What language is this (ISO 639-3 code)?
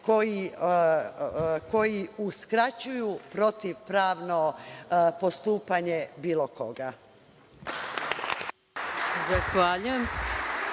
srp